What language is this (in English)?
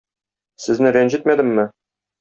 Tatar